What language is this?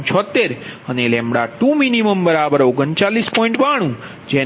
Gujarati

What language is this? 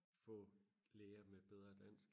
Danish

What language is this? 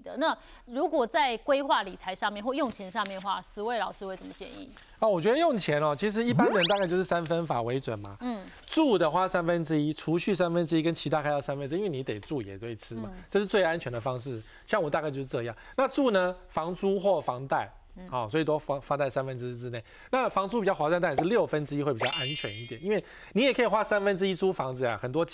Chinese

